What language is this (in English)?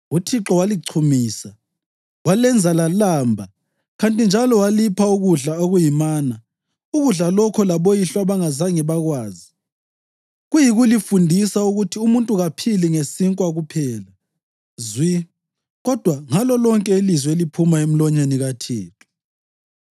North Ndebele